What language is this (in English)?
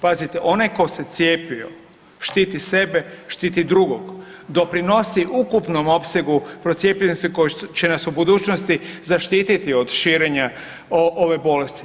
Croatian